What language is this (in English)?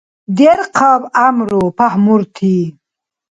Dargwa